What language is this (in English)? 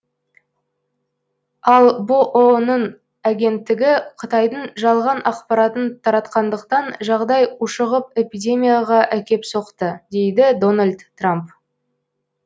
Kazakh